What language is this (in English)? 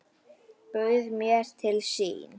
Icelandic